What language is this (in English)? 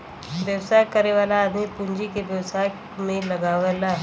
Bhojpuri